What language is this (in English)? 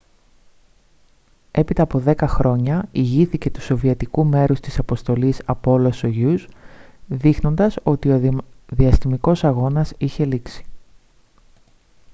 Greek